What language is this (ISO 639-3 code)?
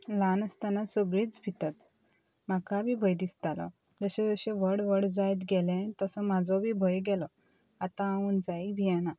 kok